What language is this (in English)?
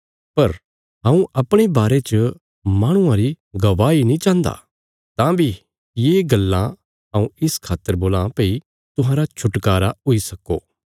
Bilaspuri